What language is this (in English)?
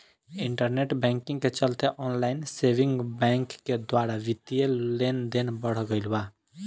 Bhojpuri